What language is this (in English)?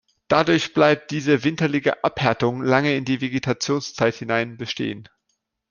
German